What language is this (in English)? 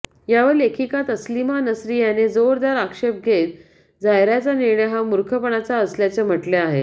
Marathi